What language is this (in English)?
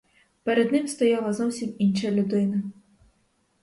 Ukrainian